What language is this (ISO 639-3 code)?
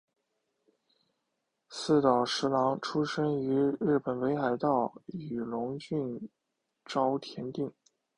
zho